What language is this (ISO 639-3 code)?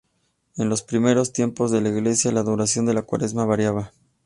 spa